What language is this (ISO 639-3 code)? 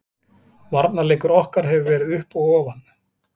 isl